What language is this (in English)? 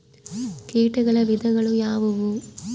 Kannada